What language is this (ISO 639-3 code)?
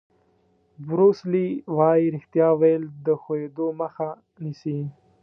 pus